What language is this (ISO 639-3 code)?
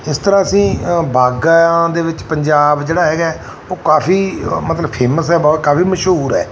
pan